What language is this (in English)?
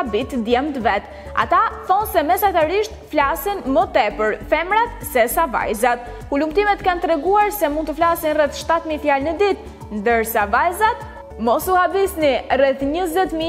Romanian